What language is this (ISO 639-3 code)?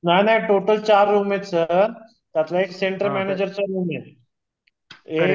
mar